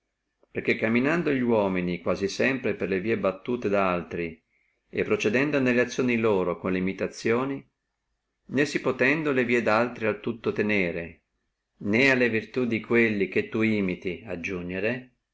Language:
Italian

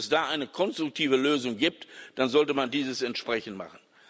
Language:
German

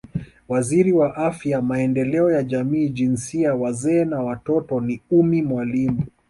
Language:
Swahili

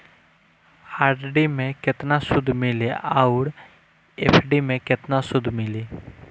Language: Bhojpuri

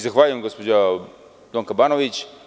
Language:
Serbian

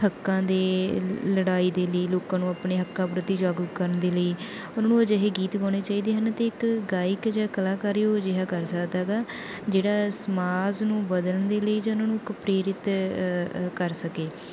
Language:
Punjabi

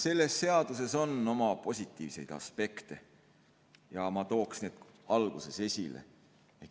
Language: Estonian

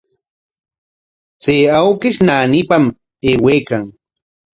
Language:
Corongo Ancash Quechua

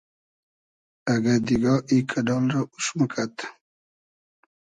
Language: Hazaragi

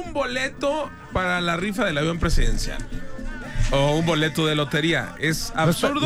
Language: Spanish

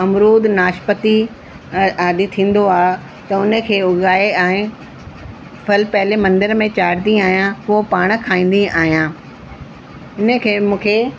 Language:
Sindhi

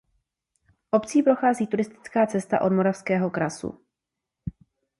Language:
Czech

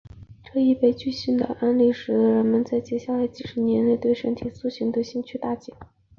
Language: Chinese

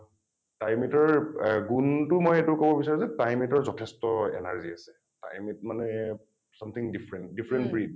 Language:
Assamese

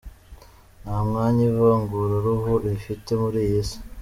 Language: Kinyarwanda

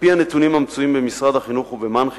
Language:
Hebrew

